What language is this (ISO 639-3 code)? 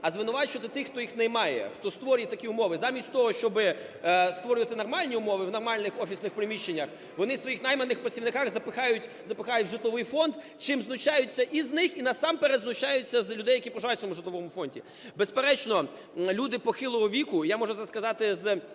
ukr